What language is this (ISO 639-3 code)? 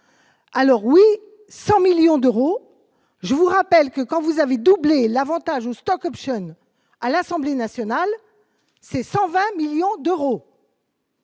fra